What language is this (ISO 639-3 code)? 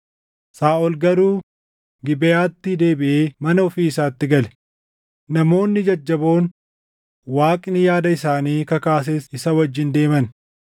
orm